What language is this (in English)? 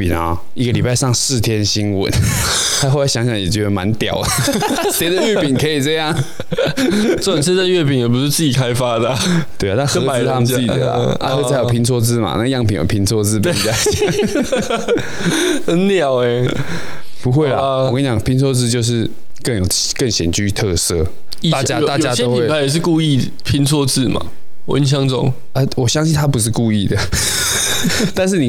Chinese